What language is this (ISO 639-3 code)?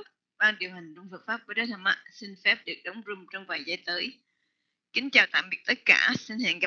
vie